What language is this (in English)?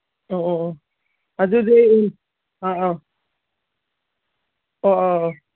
Manipuri